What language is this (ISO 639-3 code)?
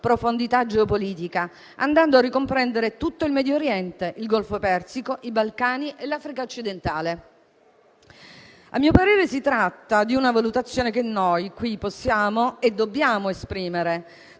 ita